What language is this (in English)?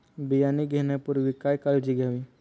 Marathi